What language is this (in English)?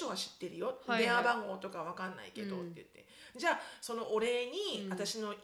Japanese